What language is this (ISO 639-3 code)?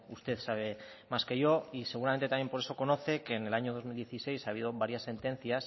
spa